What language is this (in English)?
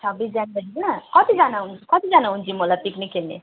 Nepali